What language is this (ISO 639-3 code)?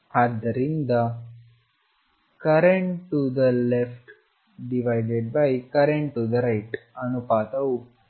kan